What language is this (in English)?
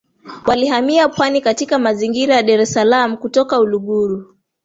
Swahili